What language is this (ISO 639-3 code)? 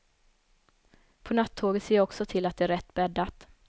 swe